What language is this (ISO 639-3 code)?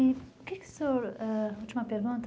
por